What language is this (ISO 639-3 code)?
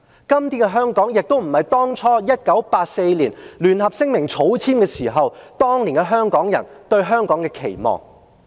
yue